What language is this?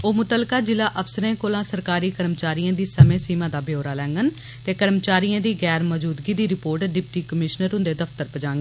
Dogri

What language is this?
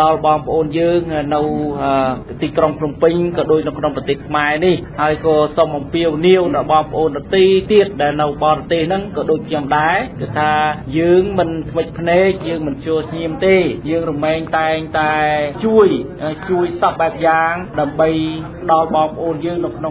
Thai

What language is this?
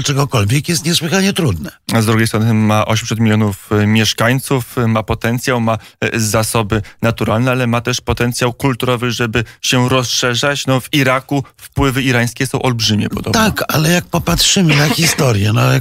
Polish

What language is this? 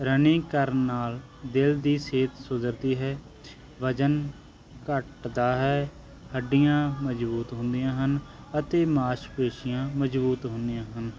Punjabi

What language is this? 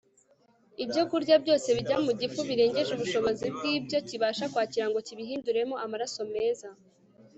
Kinyarwanda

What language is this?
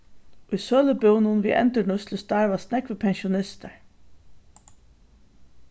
Faroese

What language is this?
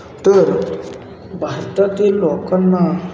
Marathi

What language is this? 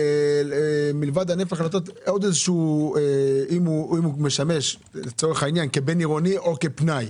Hebrew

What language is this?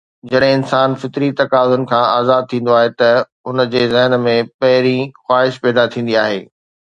Sindhi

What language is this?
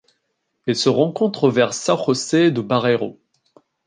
French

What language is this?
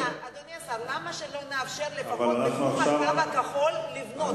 Hebrew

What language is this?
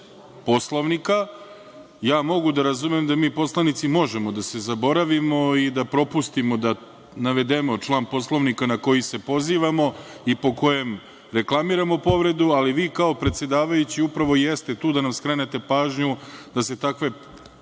Serbian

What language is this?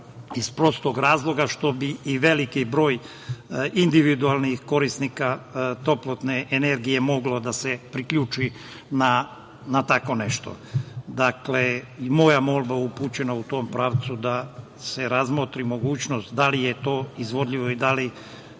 Serbian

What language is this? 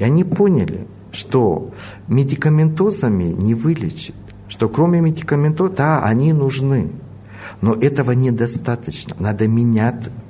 Russian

